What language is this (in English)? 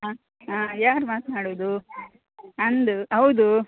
Kannada